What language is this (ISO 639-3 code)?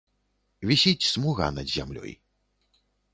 bel